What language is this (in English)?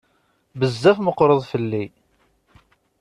Kabyle